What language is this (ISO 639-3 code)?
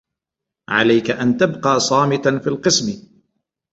ara